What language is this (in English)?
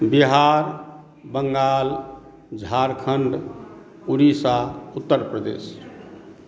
Maithili